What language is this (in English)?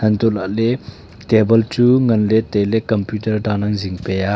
Wancho Naga